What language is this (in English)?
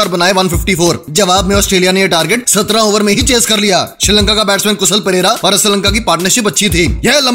Hindi